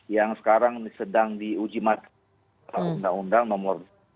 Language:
Indonesian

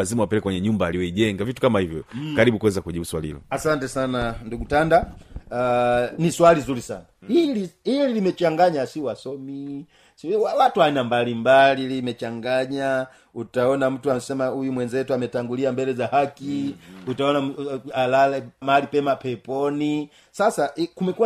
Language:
Swahili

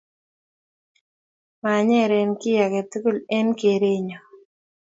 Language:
Kalenjin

